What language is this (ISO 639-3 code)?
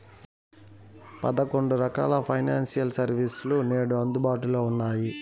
tel